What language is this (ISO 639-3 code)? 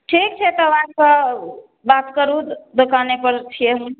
mai